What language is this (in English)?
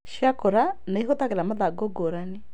Kikuyu